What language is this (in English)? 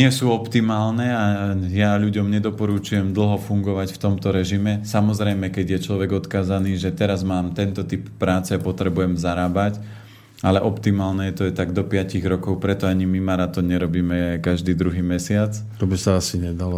Slovak